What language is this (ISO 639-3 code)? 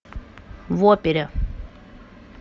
rus